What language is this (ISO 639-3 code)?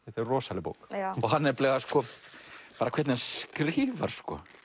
isl